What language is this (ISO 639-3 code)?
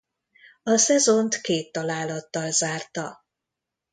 hun